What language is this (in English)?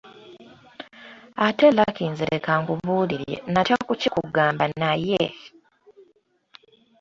Ganda